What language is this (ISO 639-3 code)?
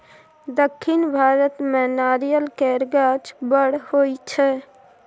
mai